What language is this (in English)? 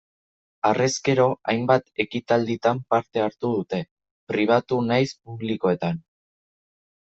Basque